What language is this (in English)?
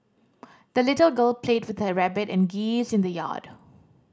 English